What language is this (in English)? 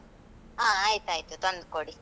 Kannada